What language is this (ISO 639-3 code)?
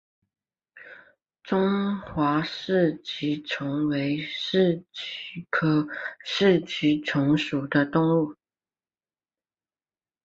zho